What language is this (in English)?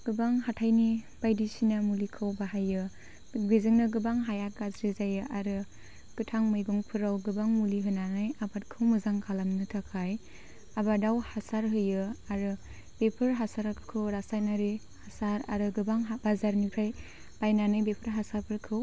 Bodo